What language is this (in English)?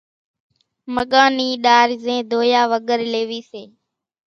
Kachi Koli